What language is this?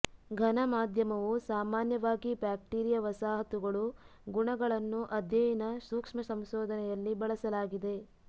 Kannada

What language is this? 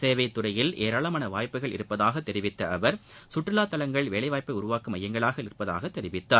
Tamil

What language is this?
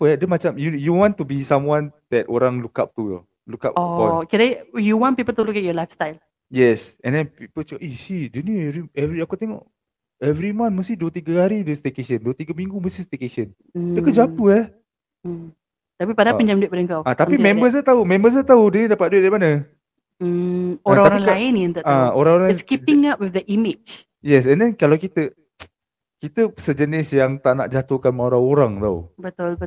Malay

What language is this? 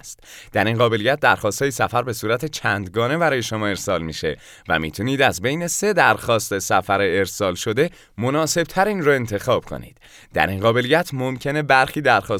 Persian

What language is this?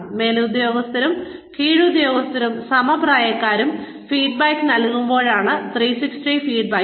Malayalam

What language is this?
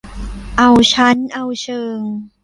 Thai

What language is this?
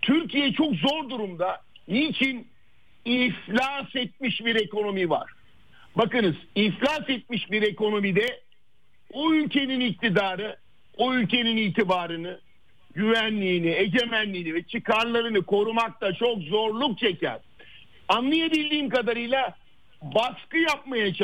Turkish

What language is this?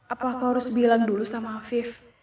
Indonesian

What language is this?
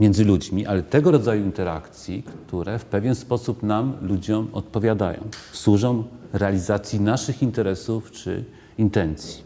Polish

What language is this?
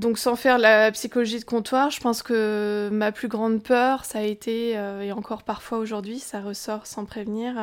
French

